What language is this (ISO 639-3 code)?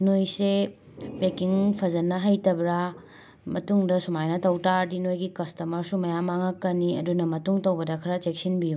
mni